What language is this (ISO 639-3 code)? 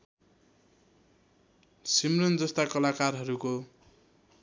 nep